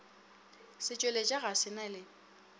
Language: Northern Sotho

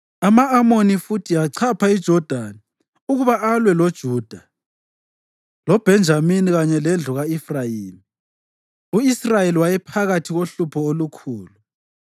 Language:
North Ndebele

